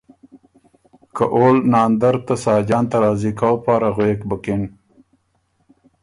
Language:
Ormuri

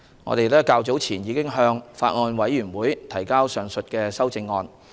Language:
Cantonese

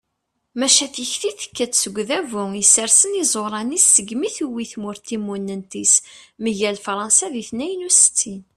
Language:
Kabyle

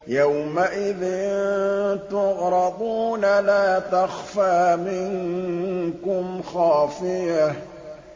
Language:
Arabic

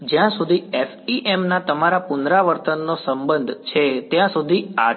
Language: Gujarati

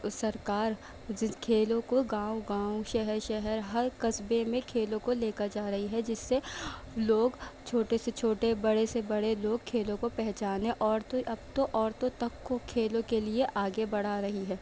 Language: Urdu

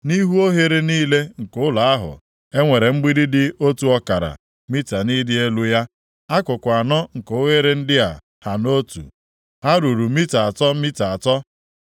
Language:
Igbo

